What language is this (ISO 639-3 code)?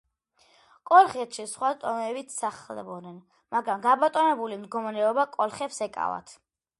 kat